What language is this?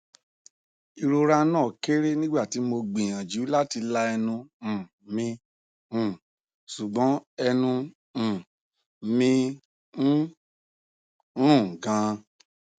Yoruba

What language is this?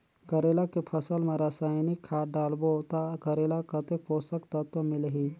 Chhattisgarhi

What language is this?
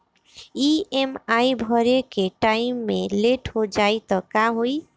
Bhojpuri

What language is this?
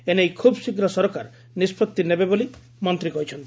Odia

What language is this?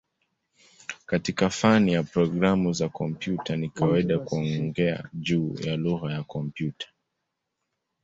Swahili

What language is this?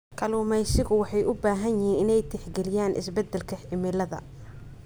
Somali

